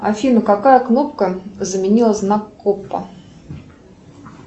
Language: Russian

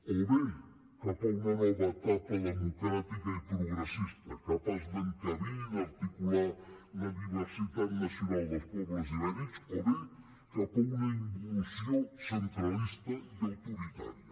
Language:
Catalan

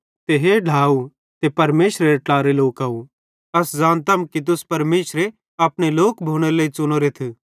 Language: Bhadrawahi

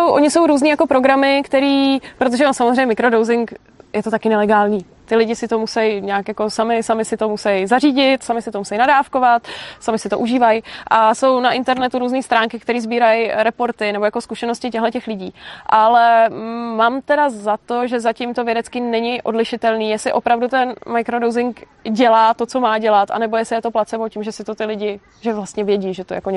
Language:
Czech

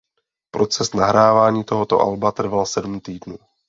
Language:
Czech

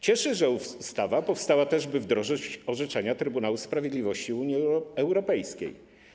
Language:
Polish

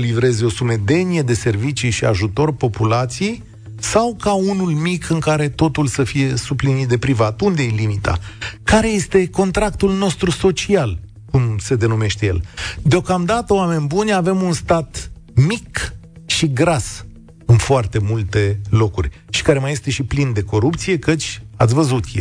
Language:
Romanian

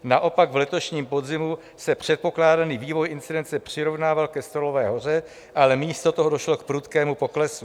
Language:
Czech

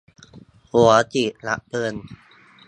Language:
Thai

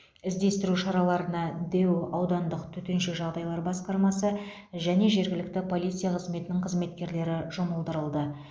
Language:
Kazakh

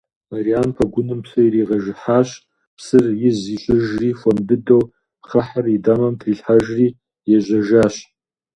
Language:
Kabardian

